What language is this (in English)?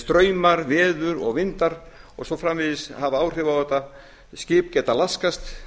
Icelandic